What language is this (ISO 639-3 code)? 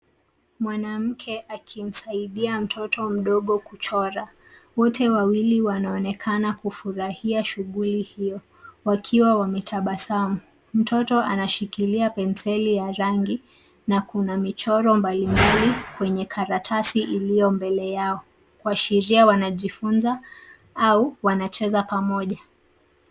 swa